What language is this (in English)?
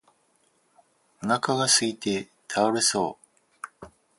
Japanese